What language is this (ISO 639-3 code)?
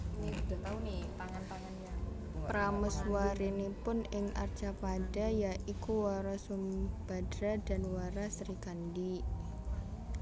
jav